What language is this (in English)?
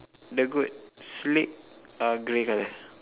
English